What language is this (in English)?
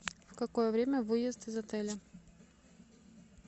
Russian